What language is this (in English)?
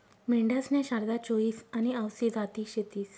Marathi